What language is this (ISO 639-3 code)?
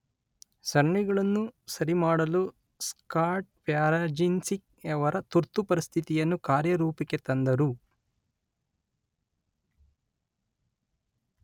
kan